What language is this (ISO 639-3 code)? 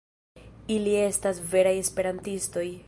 epo